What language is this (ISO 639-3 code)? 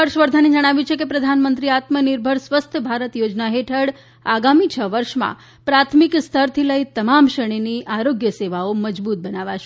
guj